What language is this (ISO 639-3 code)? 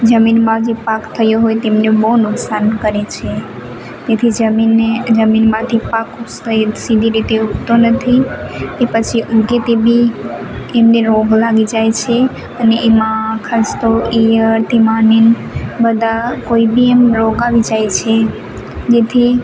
guj